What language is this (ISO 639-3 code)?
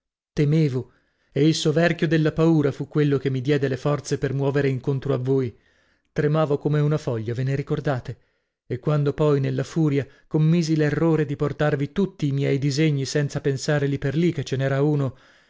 ita